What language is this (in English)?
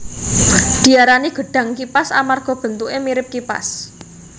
Javanese